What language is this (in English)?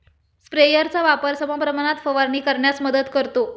Marathi